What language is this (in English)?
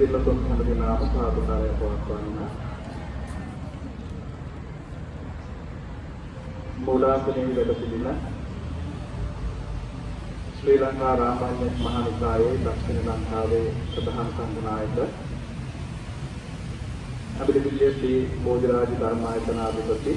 Sinhala